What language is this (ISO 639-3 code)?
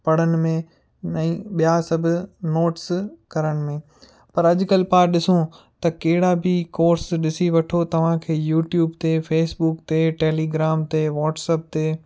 snd